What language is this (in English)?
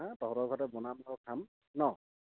Assamese